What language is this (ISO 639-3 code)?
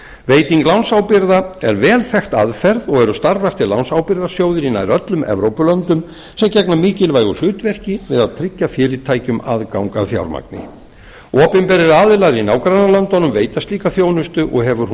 isl